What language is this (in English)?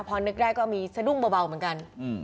Thai